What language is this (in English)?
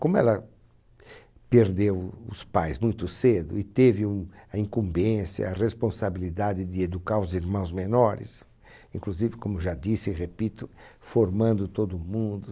Portuguese